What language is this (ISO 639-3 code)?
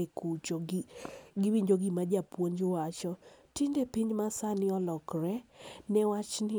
luo